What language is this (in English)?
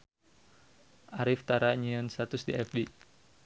Sundanese